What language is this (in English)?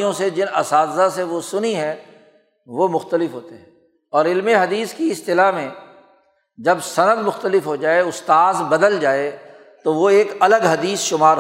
Urdu